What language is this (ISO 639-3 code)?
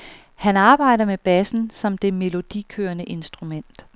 dan